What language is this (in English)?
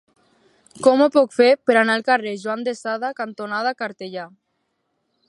Catalan